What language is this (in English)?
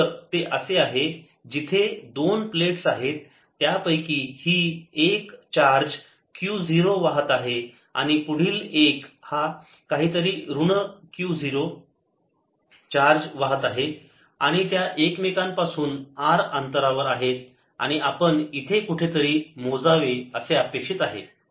Marathi